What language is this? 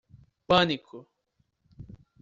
Portuguese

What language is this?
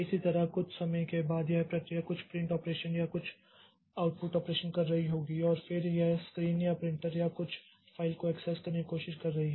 Hindi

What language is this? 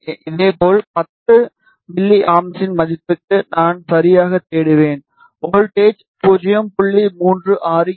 Tamil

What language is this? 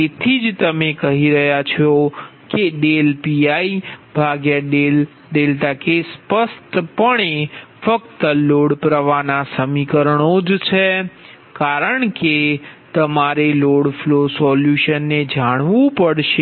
Gujarati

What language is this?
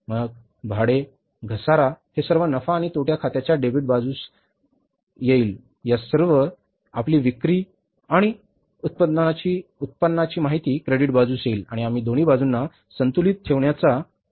Marathi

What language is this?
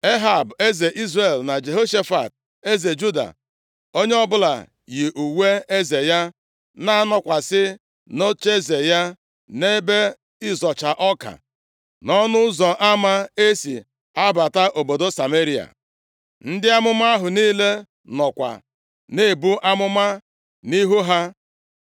Igbo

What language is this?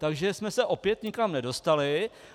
Czech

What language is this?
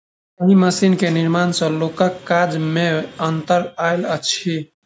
Maithili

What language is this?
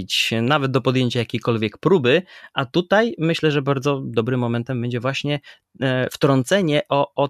Polish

